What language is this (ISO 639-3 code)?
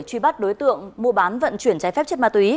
vie